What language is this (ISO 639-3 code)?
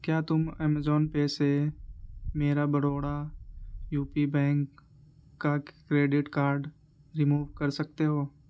urd